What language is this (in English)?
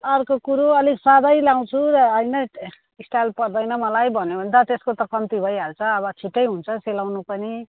Nepali